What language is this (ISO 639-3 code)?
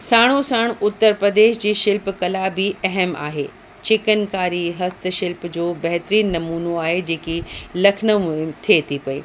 snd